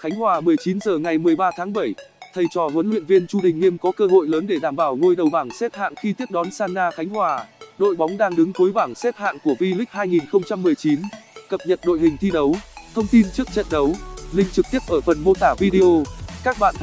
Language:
Vietnamese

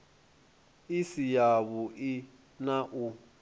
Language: Venda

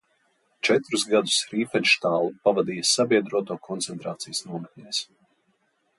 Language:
Latvian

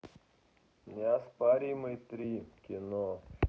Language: Russian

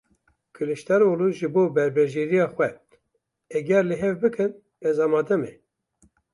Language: Kurdish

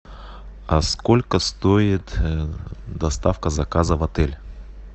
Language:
Russian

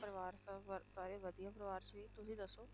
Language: Punjabi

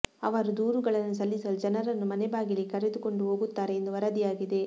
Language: Kannada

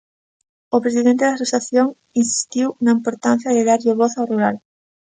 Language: Galician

